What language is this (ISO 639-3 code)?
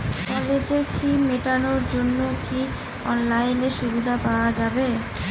ben